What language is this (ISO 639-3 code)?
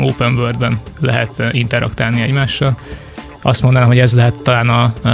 hun